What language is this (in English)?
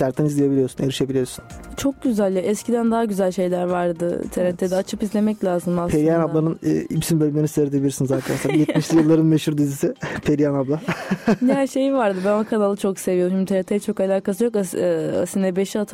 Turkish